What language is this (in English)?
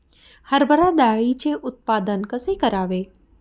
Marathi